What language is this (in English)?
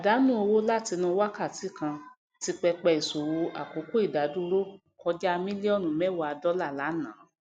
Yoruba